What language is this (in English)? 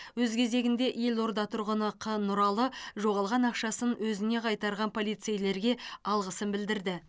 Kazakh